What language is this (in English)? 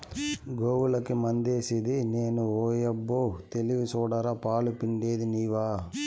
Telugu